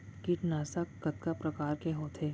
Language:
Chhattisgarhi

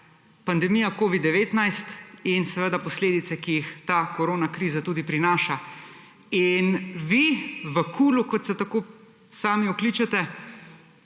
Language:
Slovenian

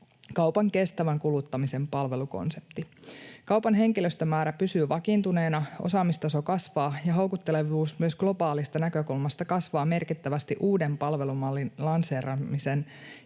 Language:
Finnish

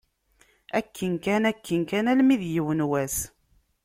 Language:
Kabyle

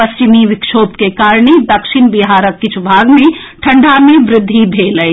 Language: Maithili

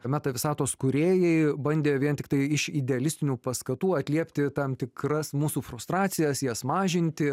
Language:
Lithuanian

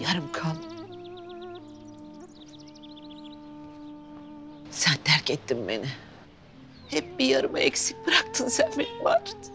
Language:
Turkish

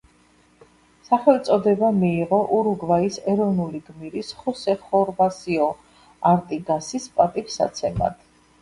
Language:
Georgian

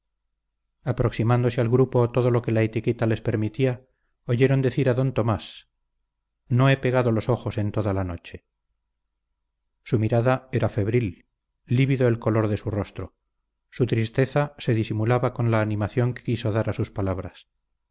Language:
Spanish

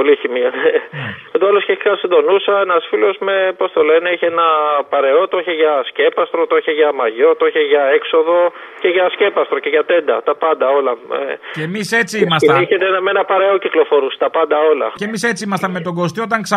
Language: Greek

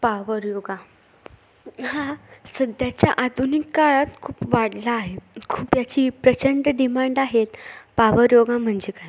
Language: Marathi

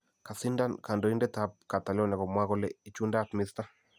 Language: Kalenjin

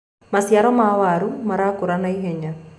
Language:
Kikuyu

